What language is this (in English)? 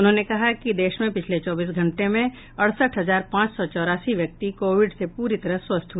Hindi